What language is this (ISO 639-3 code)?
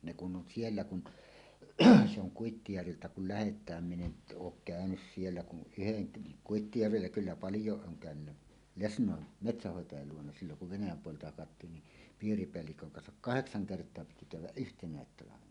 fin